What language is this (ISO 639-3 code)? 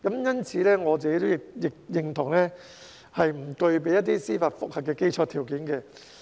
yue